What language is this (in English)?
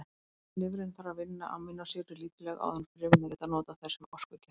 Icelandic